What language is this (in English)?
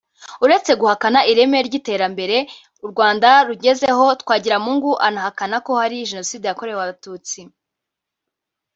Kinyarwanda